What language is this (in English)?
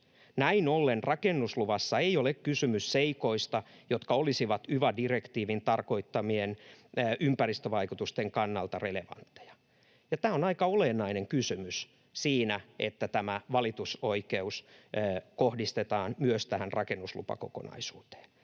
Finnish